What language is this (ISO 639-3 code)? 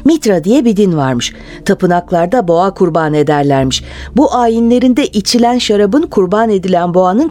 tur